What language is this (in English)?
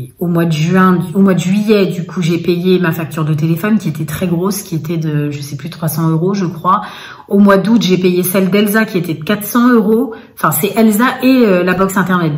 French